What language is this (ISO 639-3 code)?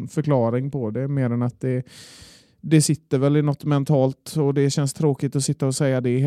swe